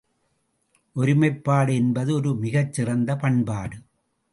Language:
Tamil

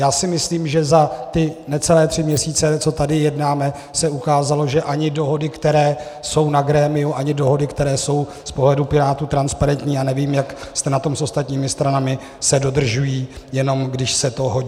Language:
Czech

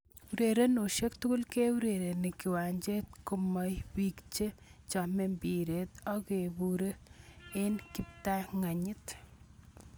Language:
Kalenjin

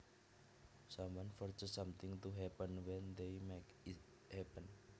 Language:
Javanese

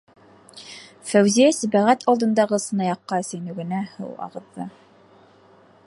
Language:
Bashkir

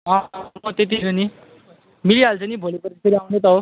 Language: Nepali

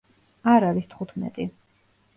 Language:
Georgian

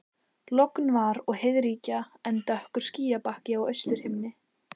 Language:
Icelandic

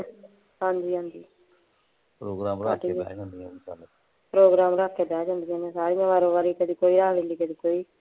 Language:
Punjabi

